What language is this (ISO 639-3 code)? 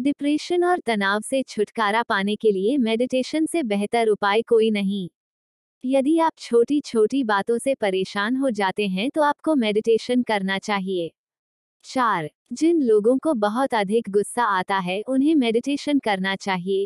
hin